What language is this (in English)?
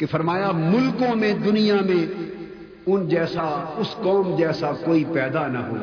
Urdu